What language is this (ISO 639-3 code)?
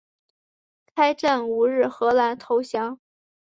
zho